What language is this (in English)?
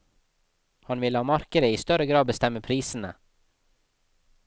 Norwegian